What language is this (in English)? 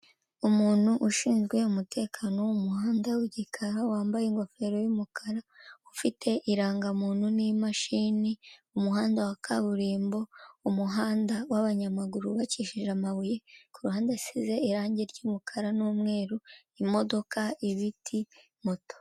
Kinyarwanda